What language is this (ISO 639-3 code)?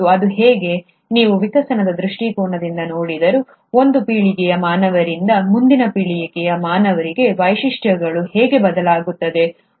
kan